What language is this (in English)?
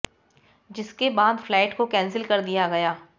Hindi